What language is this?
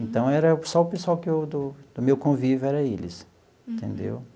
Portuguese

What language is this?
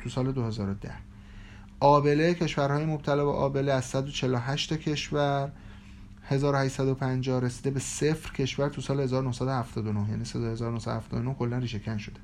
Persian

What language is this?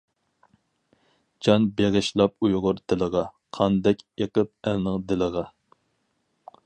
Uyghur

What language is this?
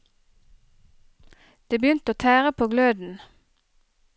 Norwegian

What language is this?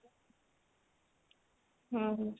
Odia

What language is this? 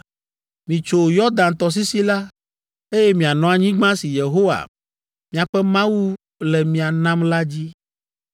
Ewe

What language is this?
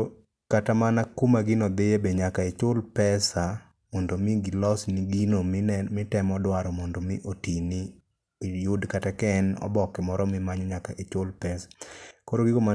Luo (Kenya and Tanzania)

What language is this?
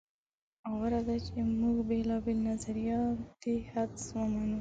Pashto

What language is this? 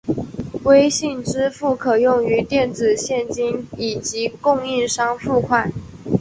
Chinese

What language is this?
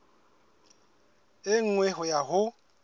Southern Sotho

